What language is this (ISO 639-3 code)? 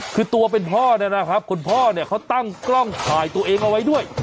tha